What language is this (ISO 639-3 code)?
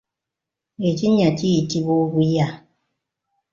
lug